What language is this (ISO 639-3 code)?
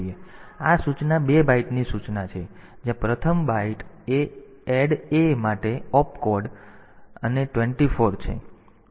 guj